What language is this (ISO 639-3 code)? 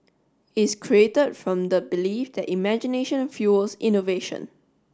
eng